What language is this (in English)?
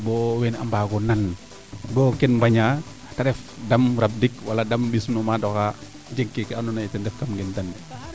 Serer